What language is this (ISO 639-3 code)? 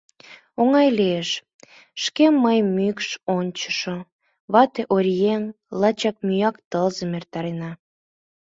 chm